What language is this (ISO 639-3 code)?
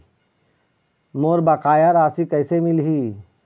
hne